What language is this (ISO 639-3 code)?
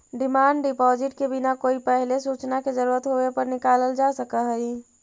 mag